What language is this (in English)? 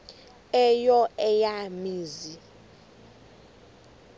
Xhosa